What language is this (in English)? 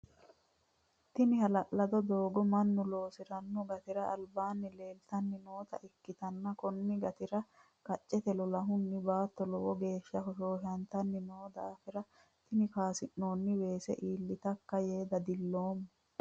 Sidamo